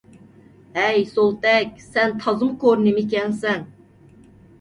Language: Uyghur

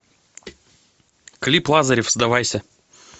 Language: Russian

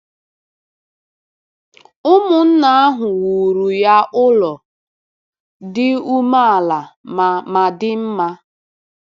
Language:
Igbo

